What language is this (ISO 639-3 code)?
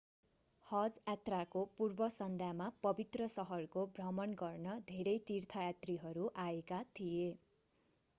nep